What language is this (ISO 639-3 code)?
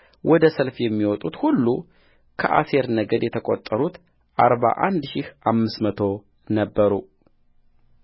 amh